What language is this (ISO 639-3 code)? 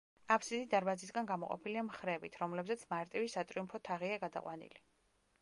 kat